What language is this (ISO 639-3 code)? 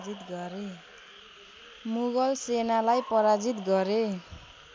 nep